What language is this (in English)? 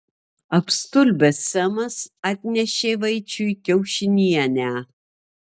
Lithuanian